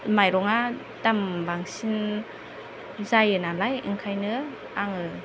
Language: Bodo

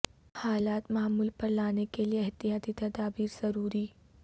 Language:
Urdu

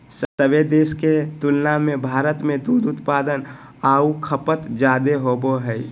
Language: Magahi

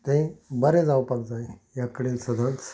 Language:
Konkani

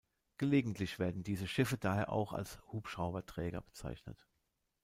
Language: German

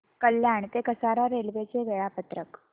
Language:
Marathi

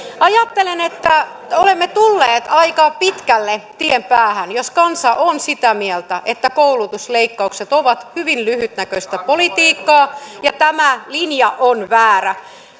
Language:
Finnish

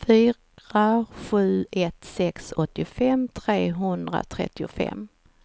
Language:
Swedish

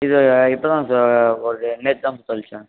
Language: Tamil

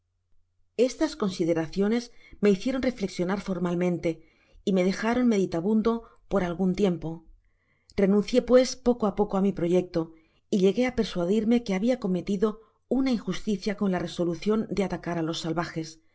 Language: Spanish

